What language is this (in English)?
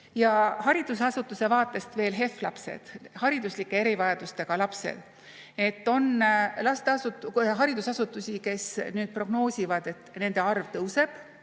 Estonian